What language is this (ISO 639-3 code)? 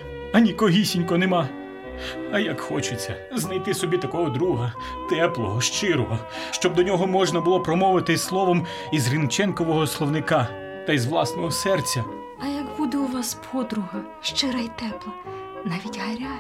ukr